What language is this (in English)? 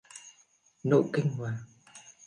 Vietnamese